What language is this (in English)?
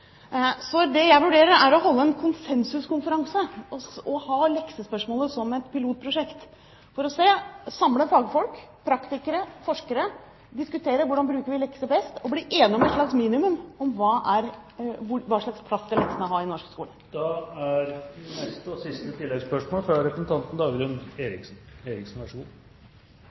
Norwegian